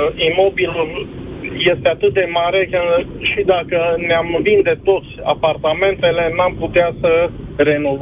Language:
Romanian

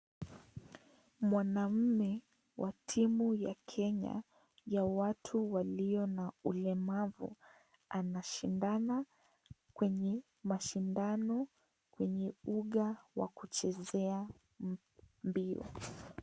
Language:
Swahili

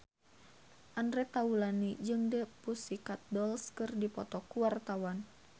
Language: Sundanese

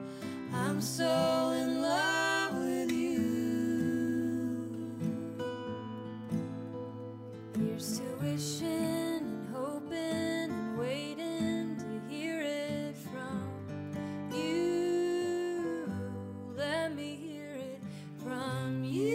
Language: Persian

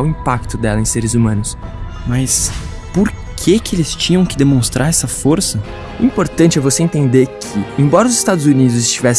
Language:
Portuguese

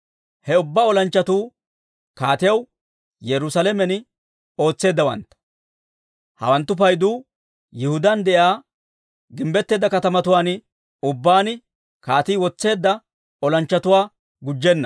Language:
Dawro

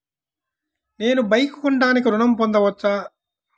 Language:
Telugu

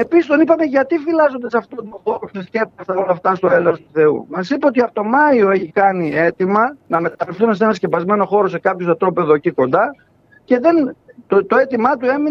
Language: Greek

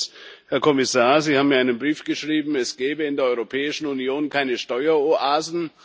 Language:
German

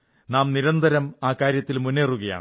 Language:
Malayalam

